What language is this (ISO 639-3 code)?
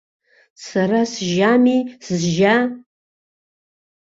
abk